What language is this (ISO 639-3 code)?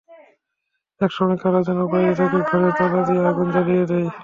ben